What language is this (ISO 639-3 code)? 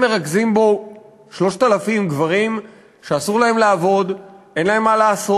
heb